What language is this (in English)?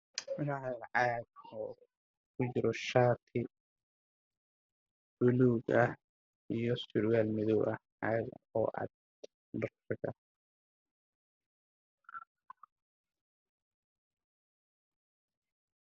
Somali